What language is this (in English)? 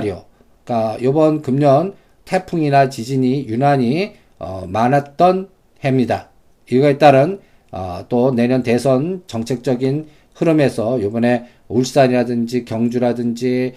Korean